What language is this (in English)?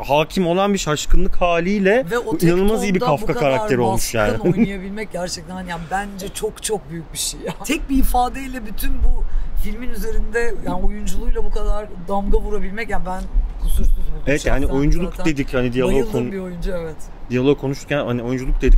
Turkish